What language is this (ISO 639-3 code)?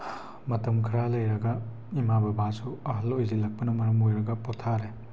mni